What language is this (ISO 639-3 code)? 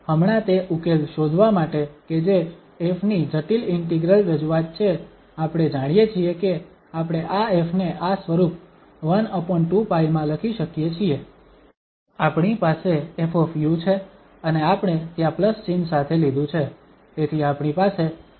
guj